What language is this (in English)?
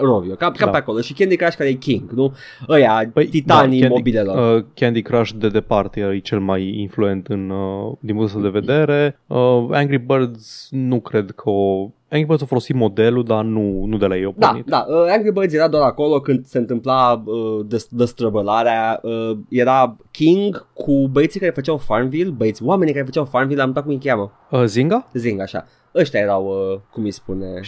Romanian